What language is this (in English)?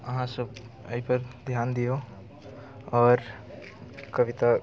Maithili